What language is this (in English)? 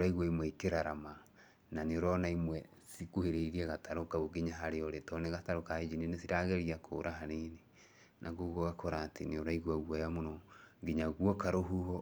Kikuyu